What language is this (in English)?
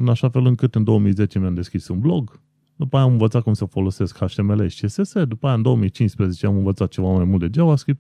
Romanian